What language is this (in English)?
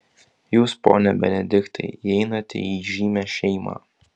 Lithuanian